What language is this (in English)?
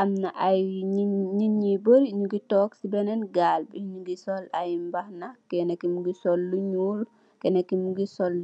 Wolof